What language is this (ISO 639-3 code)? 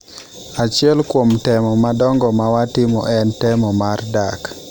luo